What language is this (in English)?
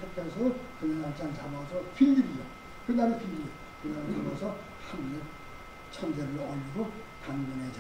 Korean